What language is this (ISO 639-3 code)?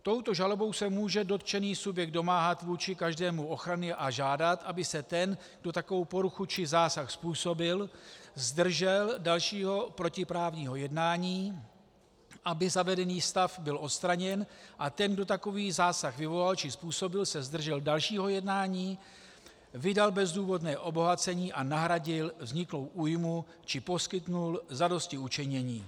ces